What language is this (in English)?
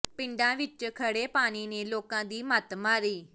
Punjabi